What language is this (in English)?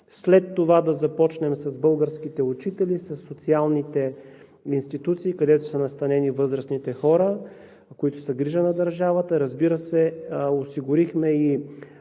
Bulgarian